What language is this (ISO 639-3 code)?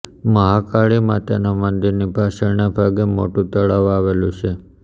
guj